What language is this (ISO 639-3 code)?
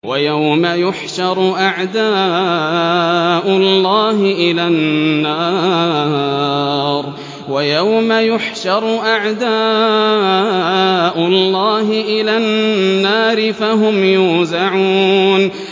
ara